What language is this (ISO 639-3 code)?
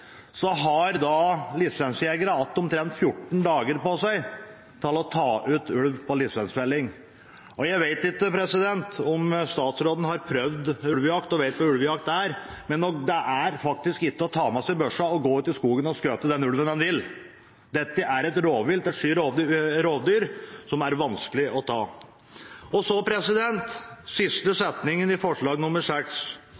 nob